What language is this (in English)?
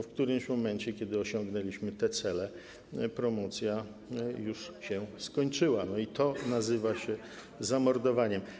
Polish